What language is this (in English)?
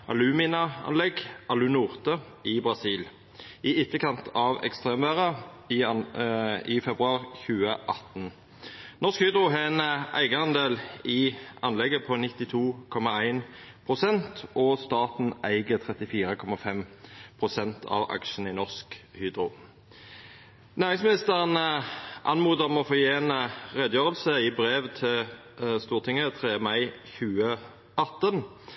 Norwegian Nynorsk